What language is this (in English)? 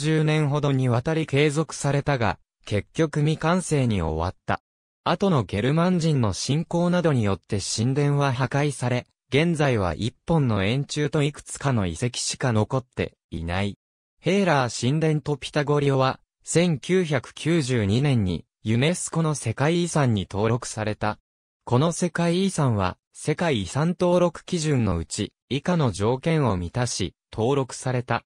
Japanese